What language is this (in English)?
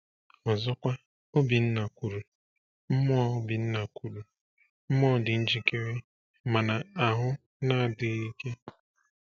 Igbo